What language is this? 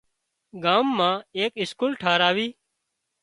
Wadiyara Koli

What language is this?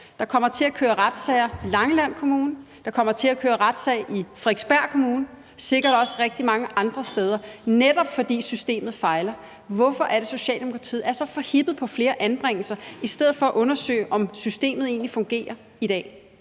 Danish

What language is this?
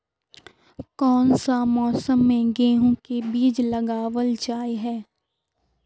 Magahi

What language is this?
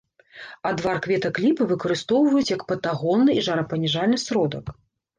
Belarusian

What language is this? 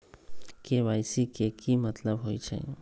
Magahi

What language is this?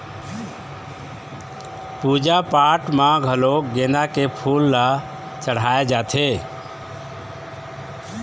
Chhattisgarhi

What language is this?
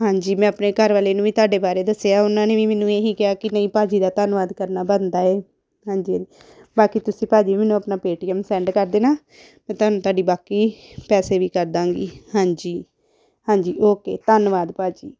Punjabi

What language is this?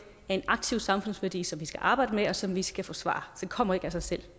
Danish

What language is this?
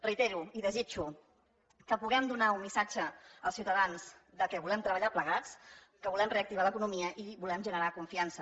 Catalan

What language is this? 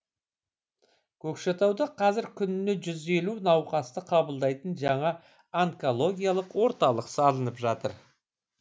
Kazakh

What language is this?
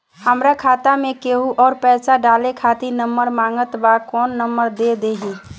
Bhojpuri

